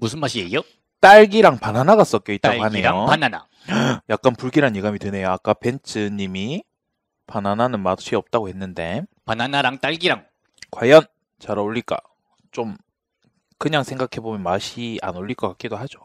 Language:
Korean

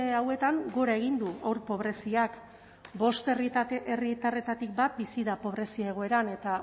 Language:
Basque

